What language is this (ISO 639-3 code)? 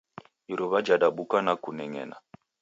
dav